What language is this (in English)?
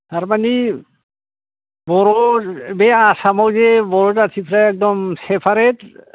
Bodo